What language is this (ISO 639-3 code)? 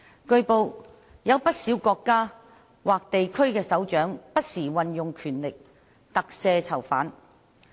yue